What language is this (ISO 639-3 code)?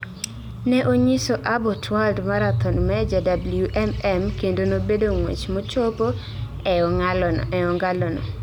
luo